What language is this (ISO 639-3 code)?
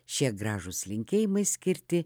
lit